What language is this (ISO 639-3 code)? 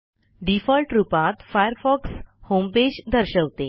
mar